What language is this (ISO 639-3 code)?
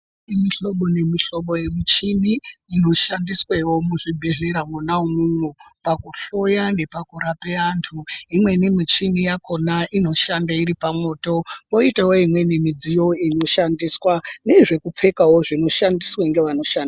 ndc